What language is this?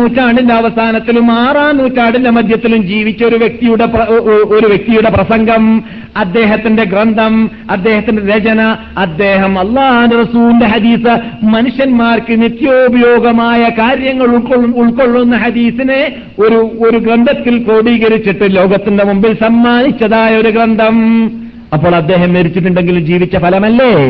Malayalam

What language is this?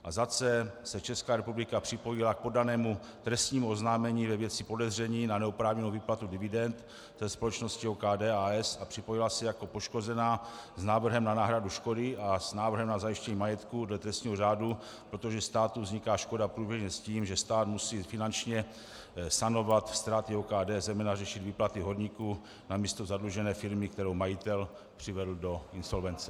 Czech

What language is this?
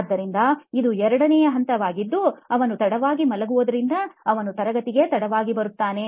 Kannada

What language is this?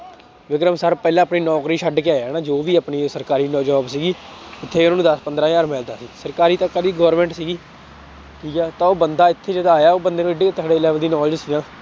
Punjabi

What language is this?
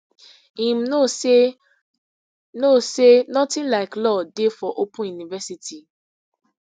Nigerian Pidgin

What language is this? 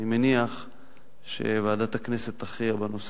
Hebrew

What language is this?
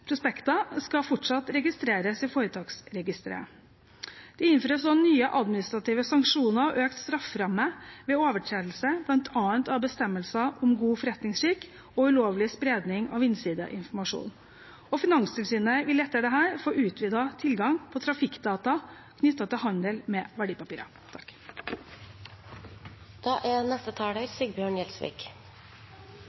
Norwegian Bokmål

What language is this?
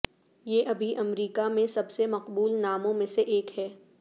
Urdu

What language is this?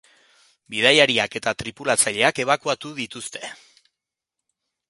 Basque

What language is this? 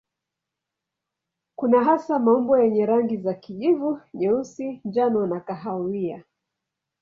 Swahili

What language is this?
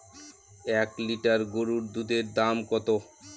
Bangla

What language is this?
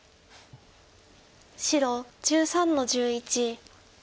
Japanese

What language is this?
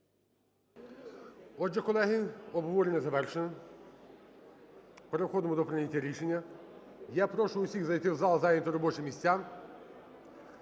Ukrainian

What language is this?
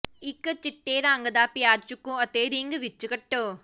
Punjabi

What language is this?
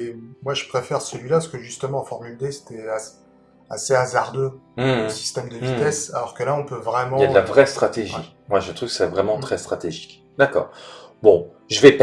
French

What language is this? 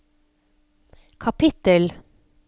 Norwegian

